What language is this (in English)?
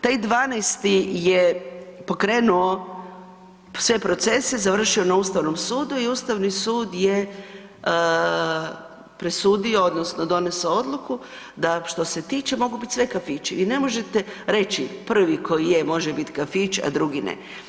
Croatian